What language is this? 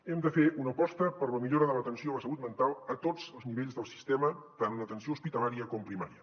Catalan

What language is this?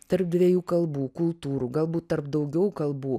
Lithuanian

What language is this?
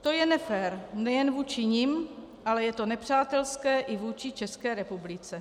Czech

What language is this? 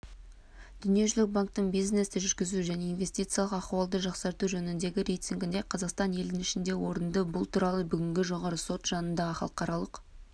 Kazakh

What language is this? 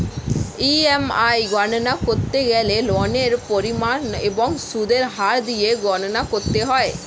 Bangla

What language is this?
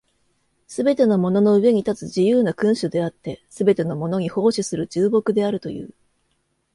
Japanese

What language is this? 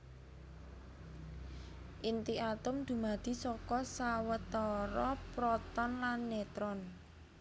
Javanese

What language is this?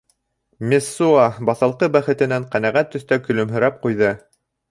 Bashkir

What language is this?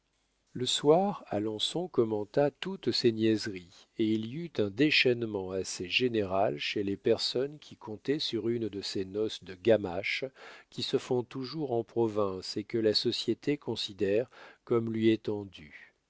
French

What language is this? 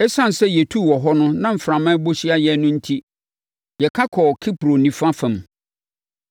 Akan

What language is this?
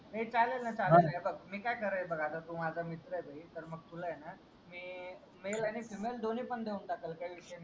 Marathi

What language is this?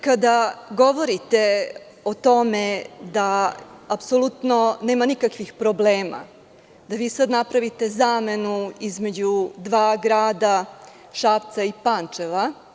Serbian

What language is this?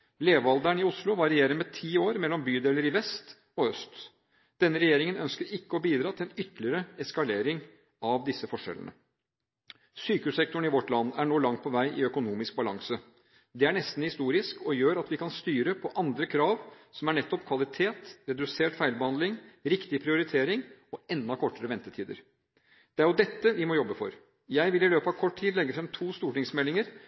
Norwegian Bokmål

